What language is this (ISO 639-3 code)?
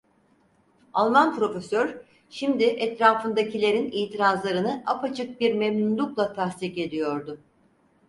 tur